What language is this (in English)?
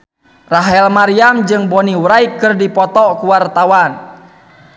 Sundanese